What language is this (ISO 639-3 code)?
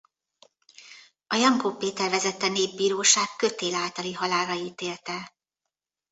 hun